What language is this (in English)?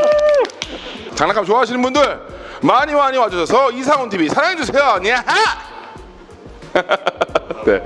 Korean